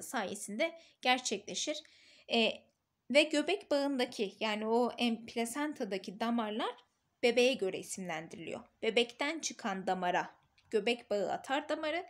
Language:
Turkish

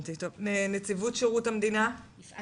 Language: Hebrew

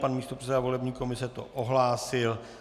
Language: Czech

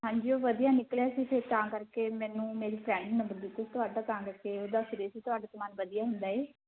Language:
Punjabi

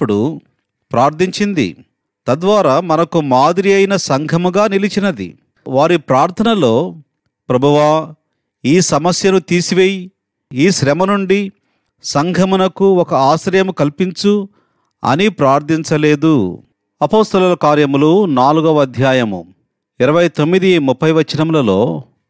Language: Telugu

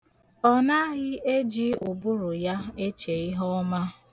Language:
Igbo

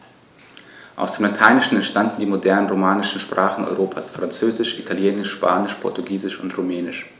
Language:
German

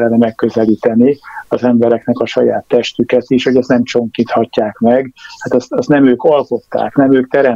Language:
Hungarian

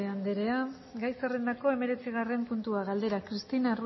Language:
Basque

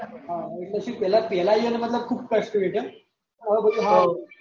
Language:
Gujarati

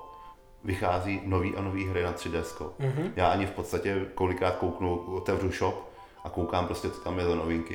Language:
Czech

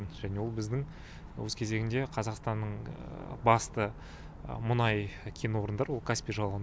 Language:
Kazakh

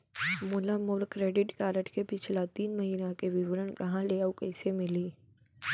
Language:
Chhattisgarhi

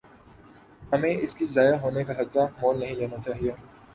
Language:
Urdu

